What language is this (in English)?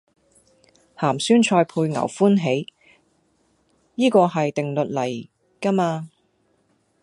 Cantonese